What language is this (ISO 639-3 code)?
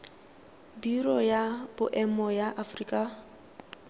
tsn